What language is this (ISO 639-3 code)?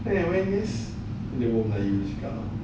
eng